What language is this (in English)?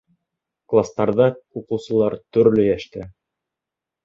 Bashkir